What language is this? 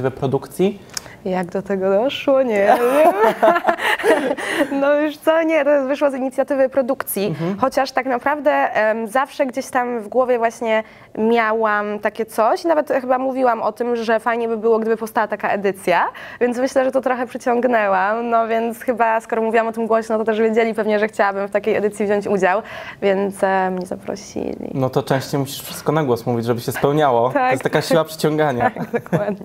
Polish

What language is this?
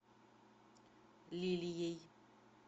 Russian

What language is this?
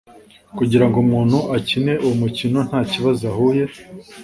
Kinyarwanda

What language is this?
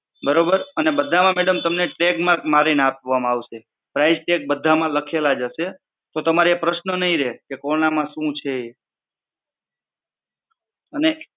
Gujarati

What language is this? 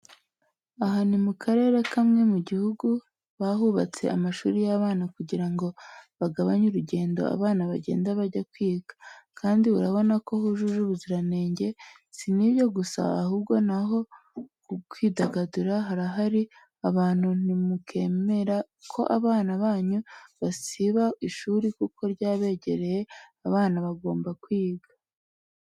Kinyarwanda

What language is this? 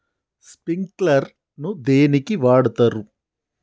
Telugu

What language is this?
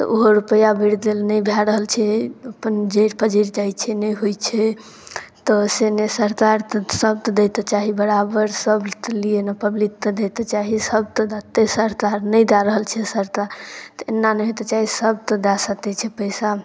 Maithili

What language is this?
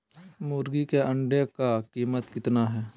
Magahi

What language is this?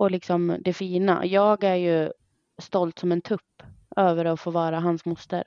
Swedish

